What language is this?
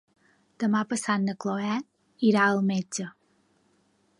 Catalan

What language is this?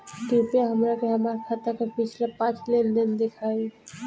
Bhojpuri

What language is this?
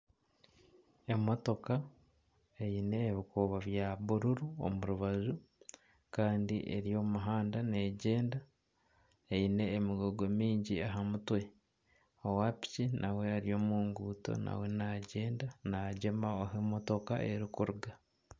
Nyankole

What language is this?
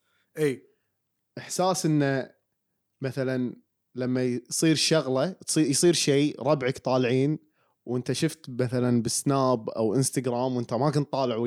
Arabic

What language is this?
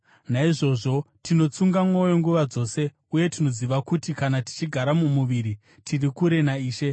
Shona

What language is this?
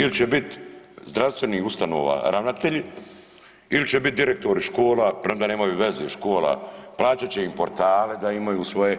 Croatian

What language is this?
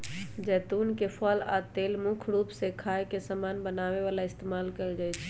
Magahi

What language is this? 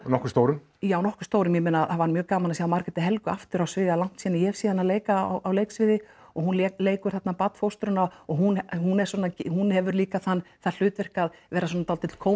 Icelandic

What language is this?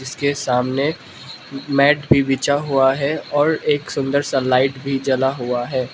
Hindi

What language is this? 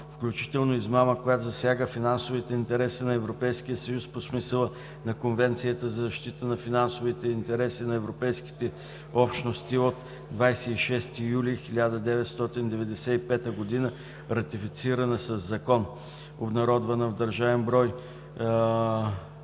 Bulgarian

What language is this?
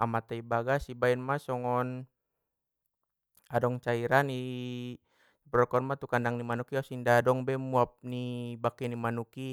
Batak Mandailing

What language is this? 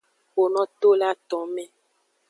Aja (Benin)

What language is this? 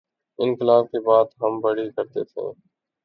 Urdu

